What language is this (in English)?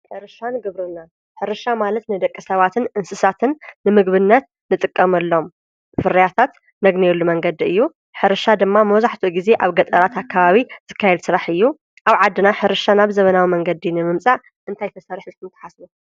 Tigrinya